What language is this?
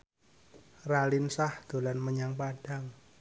Javanese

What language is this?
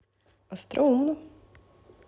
Russian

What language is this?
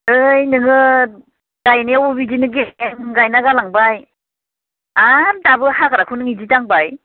Bodo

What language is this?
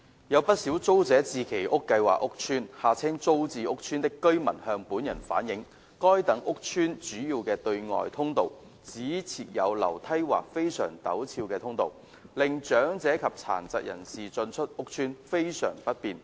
Cantonese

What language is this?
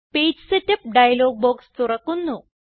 Malayalam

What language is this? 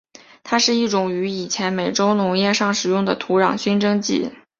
Chinese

